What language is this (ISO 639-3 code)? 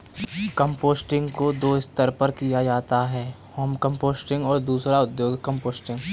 hin